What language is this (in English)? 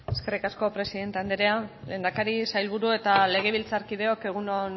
Basque